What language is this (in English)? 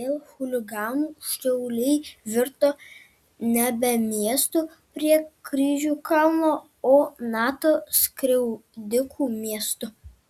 Lithuanian